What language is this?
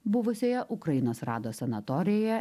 Lithuanian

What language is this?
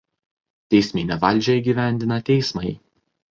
Lithuanian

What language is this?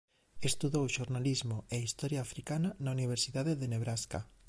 Galician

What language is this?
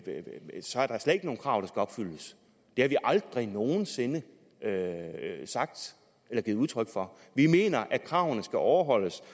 Danish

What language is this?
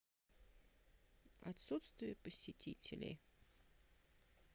Russian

